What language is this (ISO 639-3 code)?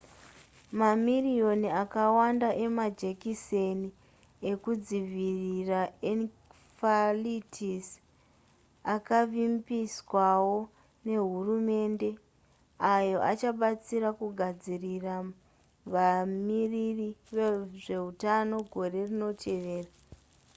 sna